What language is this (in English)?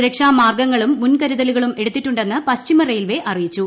Malayalam